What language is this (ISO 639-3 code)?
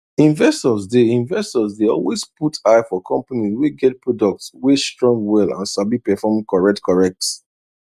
pcm